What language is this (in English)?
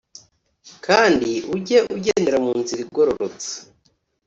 Kinyarwanda